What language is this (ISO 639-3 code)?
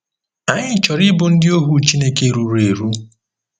ibo